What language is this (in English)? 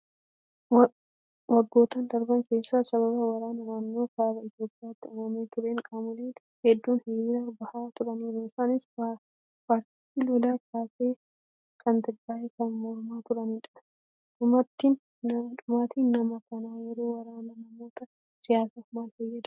Oromo